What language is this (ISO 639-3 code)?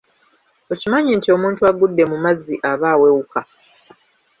lug